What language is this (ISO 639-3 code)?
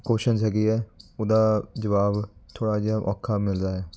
pan